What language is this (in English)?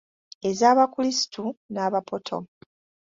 Ganda